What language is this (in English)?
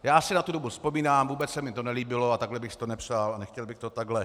Czech